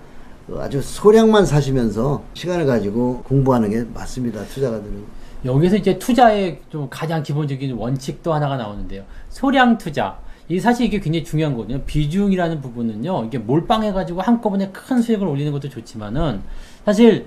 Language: Korean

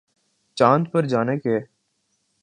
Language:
Urdu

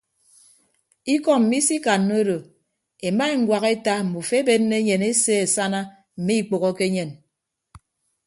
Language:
Ibibio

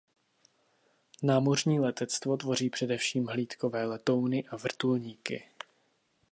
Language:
Czech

